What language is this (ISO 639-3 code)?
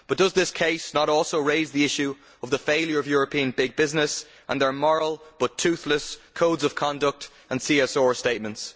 eng